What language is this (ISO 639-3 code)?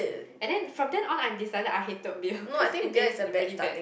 eng